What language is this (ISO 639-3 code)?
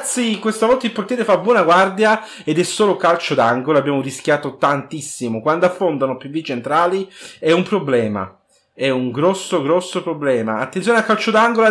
ita